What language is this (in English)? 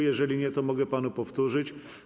Polish